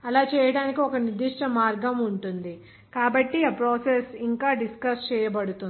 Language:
Telugu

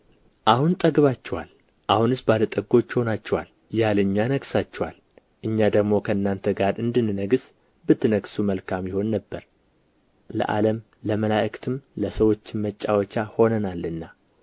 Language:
Amharic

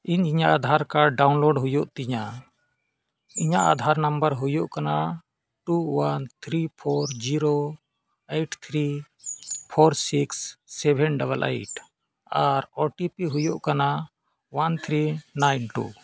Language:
Santali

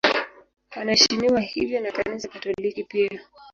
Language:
Swahili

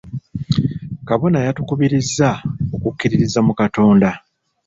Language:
Ganda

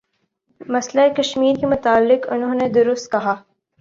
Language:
Urdu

